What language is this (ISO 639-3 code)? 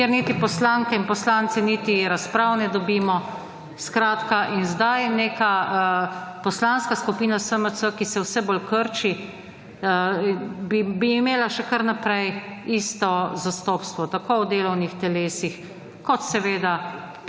slv